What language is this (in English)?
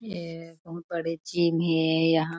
Chhattisgarhi